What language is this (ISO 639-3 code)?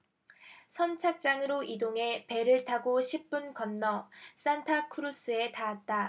kor